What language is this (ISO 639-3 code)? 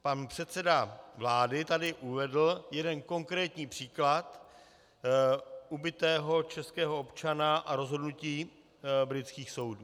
ces